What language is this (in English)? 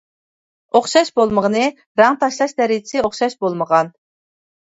Uyghur